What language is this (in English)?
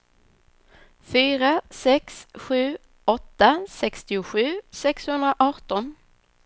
Swedish